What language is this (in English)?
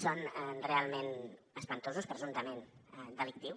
Catalan